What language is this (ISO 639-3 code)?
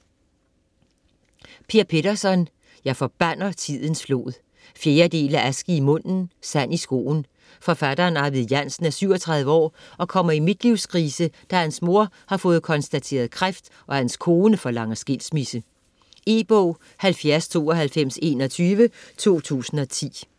dan